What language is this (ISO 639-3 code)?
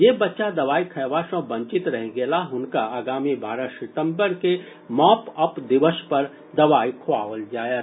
mai